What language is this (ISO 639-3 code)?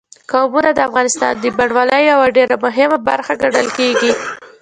pus